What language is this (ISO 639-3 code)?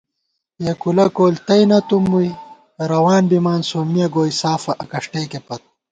gwt